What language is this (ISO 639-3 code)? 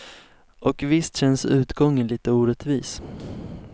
swe